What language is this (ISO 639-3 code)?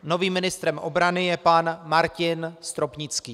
ces